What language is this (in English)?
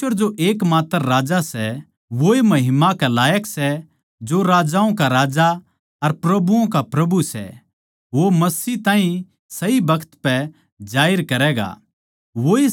Haryanvi